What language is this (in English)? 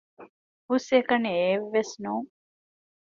Divehi